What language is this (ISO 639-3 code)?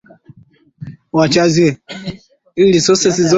swa